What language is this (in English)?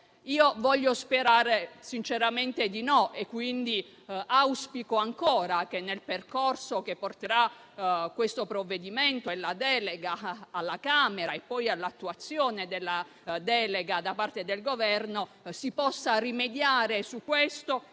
Italian